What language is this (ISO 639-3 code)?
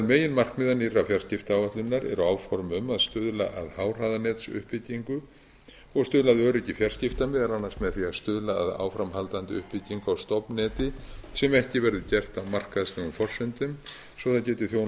isl